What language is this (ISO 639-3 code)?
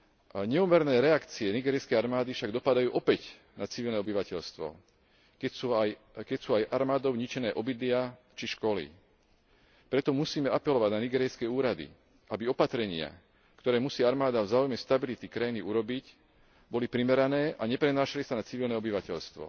slk